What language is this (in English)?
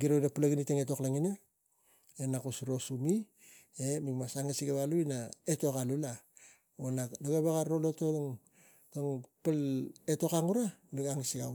Tigak